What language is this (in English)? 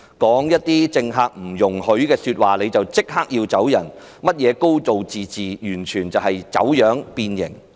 Cantonese